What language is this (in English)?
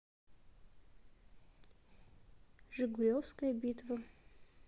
Russian